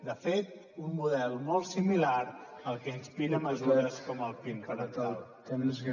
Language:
Catalan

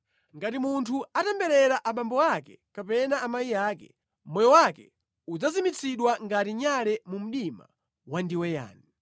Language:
Nyanja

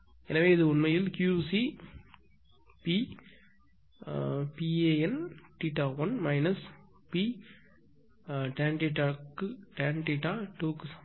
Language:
Tamil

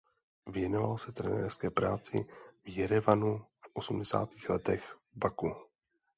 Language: Czech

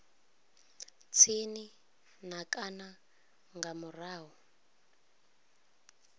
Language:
Venda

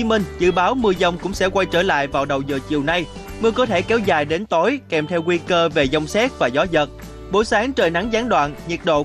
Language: Vietnamese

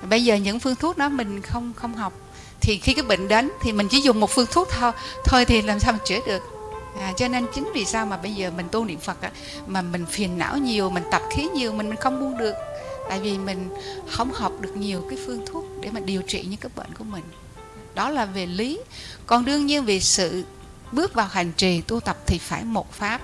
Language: Vietnamese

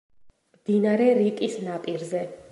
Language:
Georgian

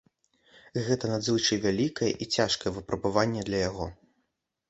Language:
Belarusian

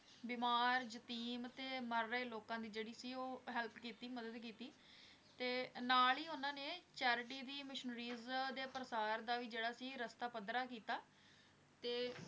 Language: Punjabi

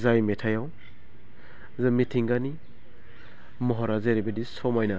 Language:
Bodo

